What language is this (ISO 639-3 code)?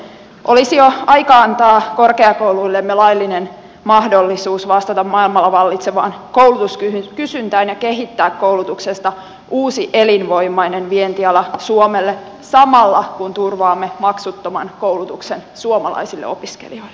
fin